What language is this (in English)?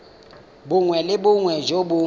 Tswana